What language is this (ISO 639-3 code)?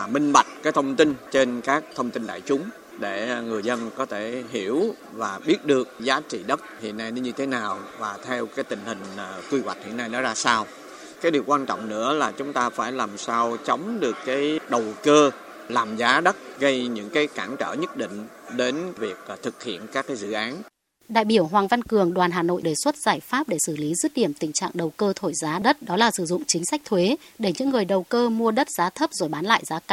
vie